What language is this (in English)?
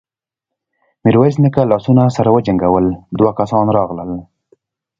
Pashto